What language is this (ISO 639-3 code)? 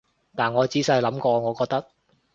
yue